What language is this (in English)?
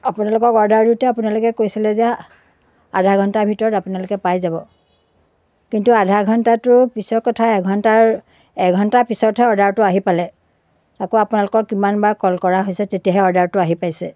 Assamese